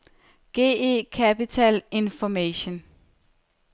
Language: Danish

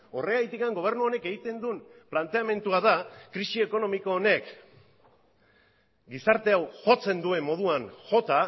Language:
Basque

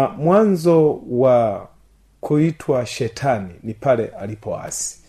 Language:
Swahili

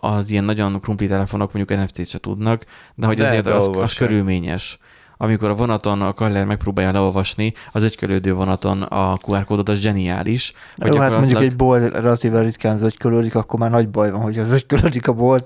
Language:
Hungarian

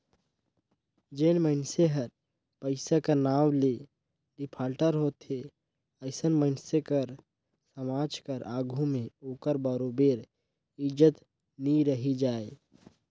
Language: Chhattisgarhi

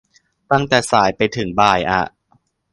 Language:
Thai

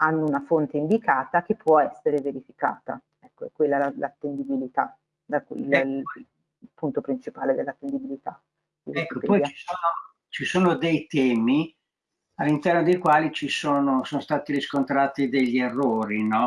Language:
Italian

